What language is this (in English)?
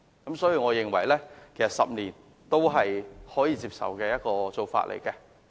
Cantonese